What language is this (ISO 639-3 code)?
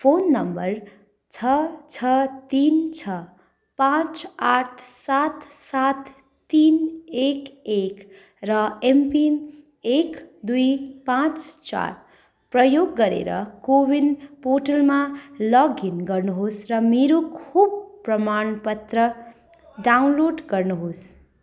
nep